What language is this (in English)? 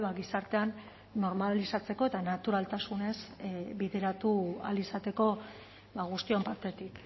Basque